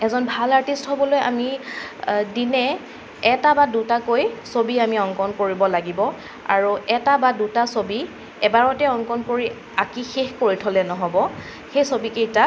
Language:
Assamese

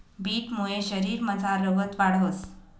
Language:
Marathi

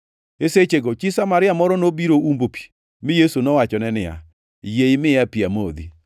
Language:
Luo (Kenya and Tanzania)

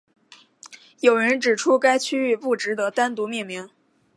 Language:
Chinese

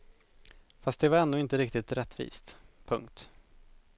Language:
Swedish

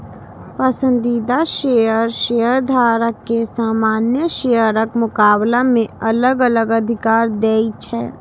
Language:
Maithili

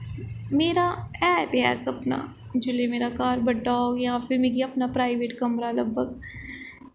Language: Dogri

